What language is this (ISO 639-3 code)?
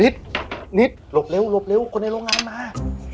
tha